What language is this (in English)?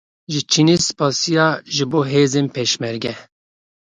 Kurdish